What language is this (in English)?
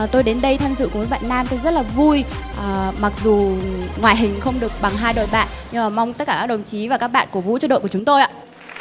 Vietnamese